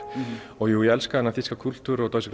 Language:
Icelandic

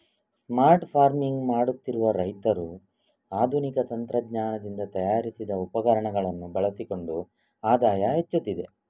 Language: Kannada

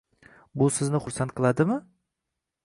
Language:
Uzbek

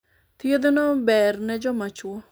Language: Luo (Kenya and Tanzania)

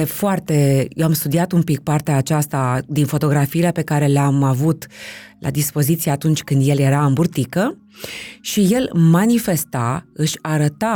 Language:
Romanian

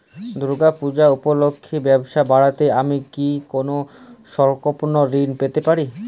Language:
Bangla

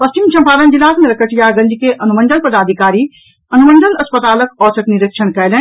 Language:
Maithili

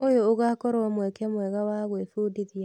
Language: Kikuyu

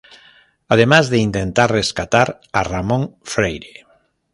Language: Spanish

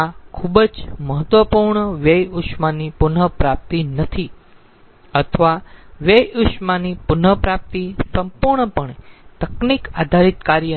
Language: Gujarati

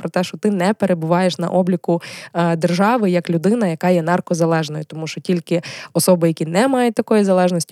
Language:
Ukrainian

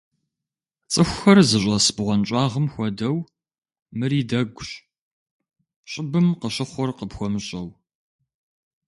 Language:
Kabardian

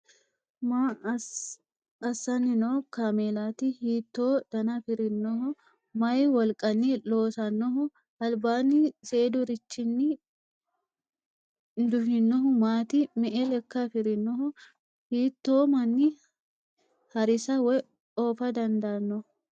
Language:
Sidamo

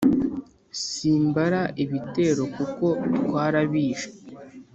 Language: Kinyarwanda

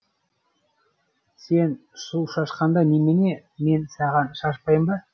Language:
Kazakh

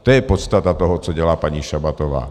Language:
Czech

